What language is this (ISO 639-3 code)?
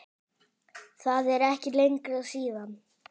isl